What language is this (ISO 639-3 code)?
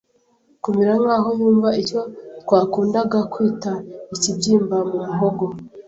kin